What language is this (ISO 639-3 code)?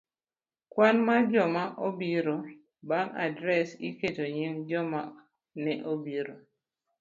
luo